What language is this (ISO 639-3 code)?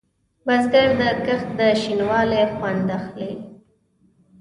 pus